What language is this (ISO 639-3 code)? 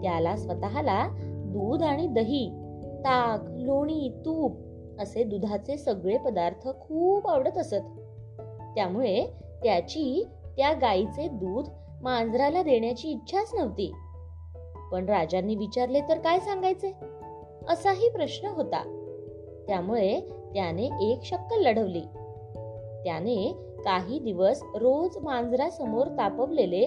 mar